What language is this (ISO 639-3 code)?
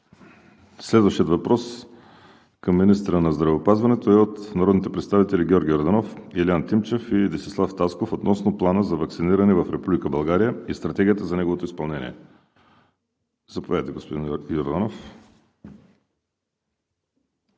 bul